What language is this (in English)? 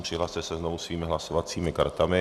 Czech